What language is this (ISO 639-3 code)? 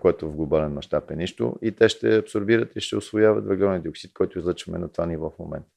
bul